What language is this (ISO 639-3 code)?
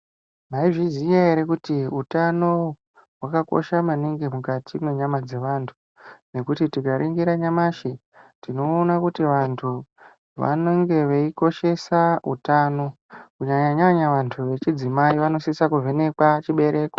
ndc